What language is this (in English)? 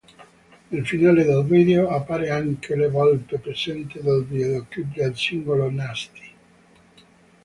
Italian